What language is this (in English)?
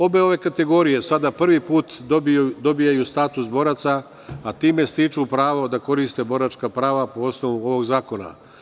Serbian